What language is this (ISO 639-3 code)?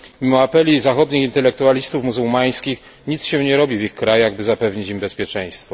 pol